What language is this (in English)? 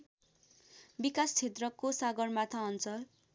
Nepali